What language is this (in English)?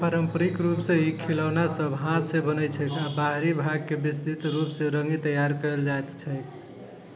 Maithili